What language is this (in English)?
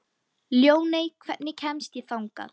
Icelandic